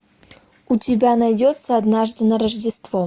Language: Russian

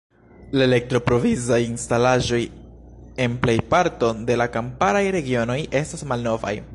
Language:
Esperanto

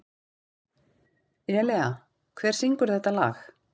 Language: Icelandic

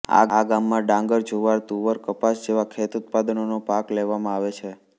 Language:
Gujarati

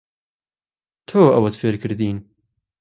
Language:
Central Kurdish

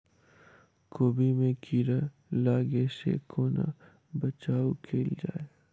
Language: Maithili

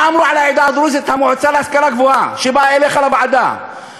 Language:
Hebrew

